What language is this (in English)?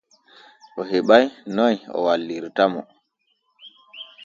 Borgu Fulfulde